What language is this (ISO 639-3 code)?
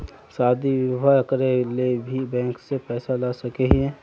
mag